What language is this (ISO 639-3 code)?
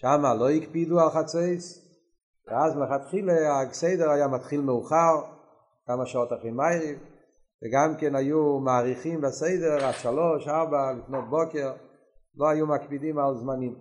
heb